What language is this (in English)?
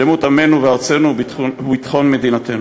Hebrew